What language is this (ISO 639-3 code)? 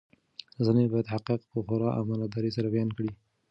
pus